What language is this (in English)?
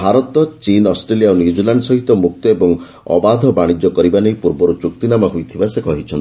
Odia